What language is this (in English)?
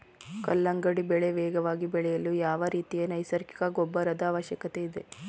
Kannada